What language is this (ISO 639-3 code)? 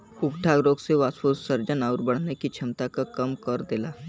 bho